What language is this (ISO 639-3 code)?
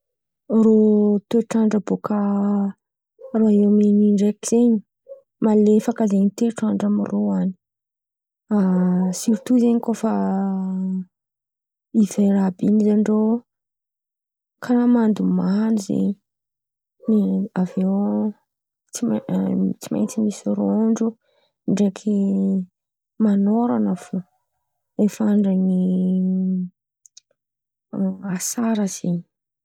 xmv